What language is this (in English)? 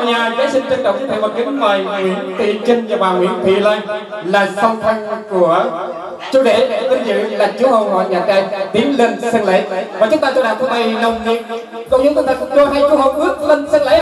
Vietnamese